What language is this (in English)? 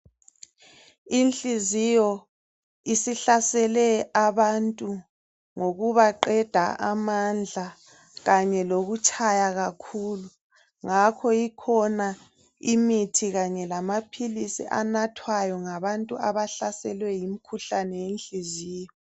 North Ndebele